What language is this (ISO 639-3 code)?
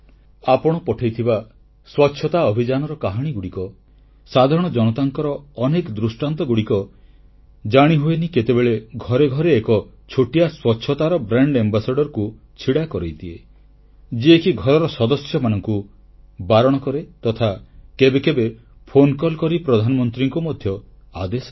ori